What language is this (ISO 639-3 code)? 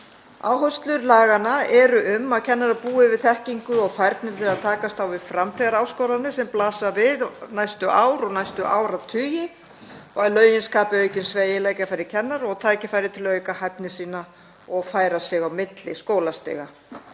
isl